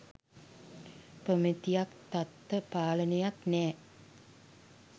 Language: Sinhala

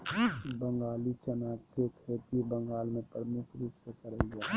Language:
Magahi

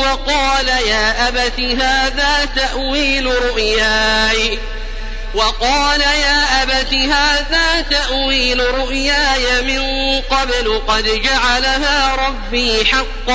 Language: Arabic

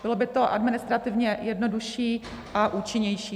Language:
Czech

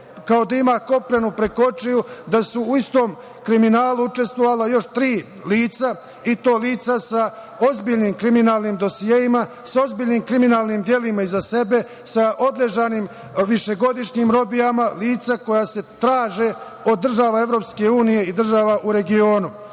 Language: Serbian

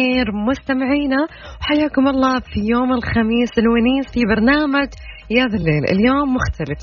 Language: Arabic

